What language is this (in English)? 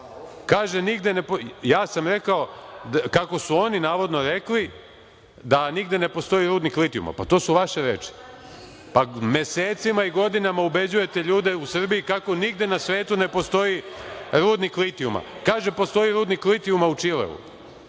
Serbian